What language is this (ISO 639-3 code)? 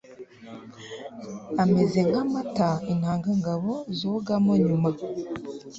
kin